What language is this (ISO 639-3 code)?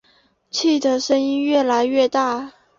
zho